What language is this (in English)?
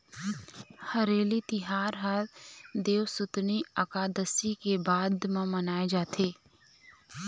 Chhattisgarhi